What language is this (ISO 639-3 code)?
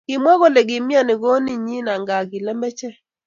kln